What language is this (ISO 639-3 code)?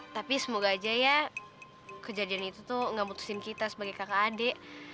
ind